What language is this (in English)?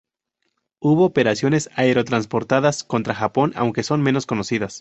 Spanish